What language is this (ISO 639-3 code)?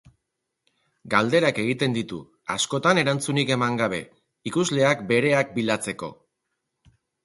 eus